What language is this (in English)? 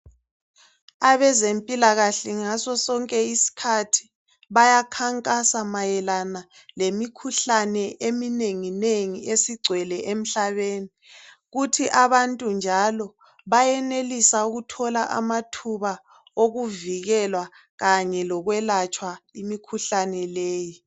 North Ndebele